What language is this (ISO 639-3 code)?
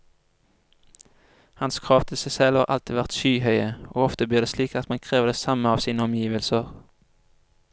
nor